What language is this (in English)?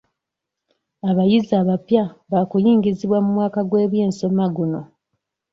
Ganda